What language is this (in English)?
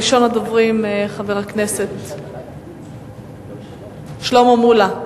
Hebrew